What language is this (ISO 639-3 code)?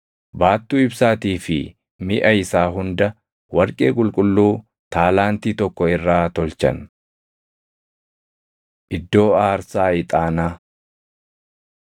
orm